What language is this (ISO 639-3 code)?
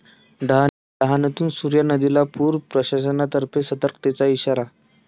mar